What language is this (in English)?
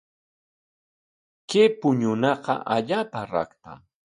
Corongo Ancash Quechua